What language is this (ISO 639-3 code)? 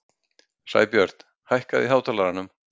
isl